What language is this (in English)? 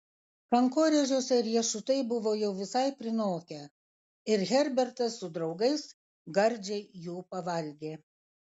Lithuanian